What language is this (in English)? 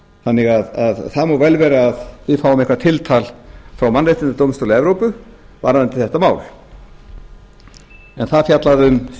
Icelandic